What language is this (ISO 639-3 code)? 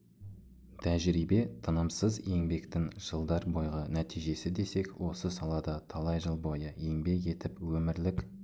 kaz